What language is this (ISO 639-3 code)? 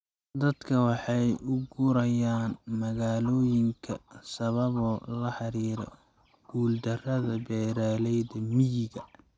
som